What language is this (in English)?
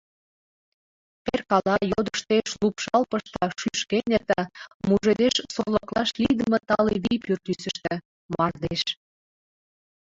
Mari